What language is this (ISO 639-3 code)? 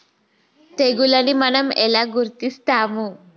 tel